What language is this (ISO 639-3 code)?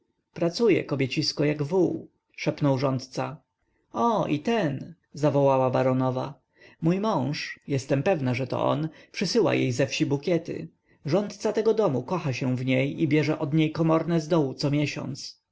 pol